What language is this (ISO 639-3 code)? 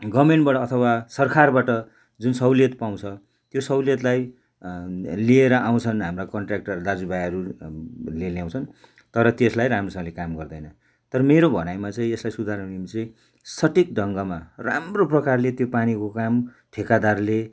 nep